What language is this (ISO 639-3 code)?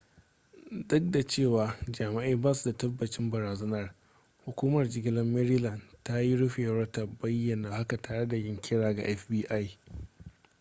hau